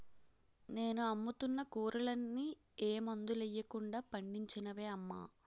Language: Telugu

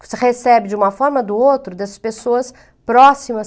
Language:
Portuguese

